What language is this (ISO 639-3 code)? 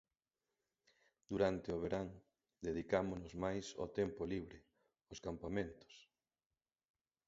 glg